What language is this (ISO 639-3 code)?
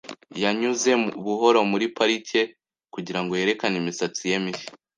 kin